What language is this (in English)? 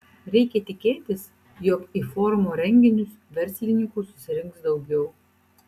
Lithuanian